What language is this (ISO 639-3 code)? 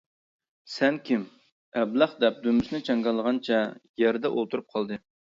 uig